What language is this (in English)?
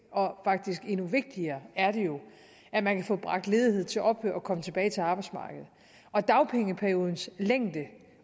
Danish